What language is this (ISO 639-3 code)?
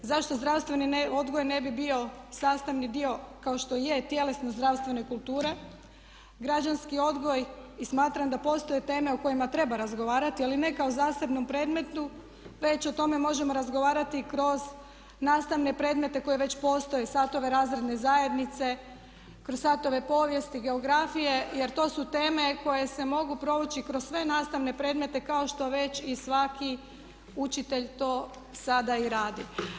hrv